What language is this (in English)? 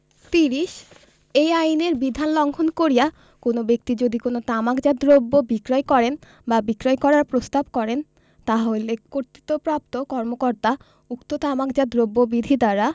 Bangla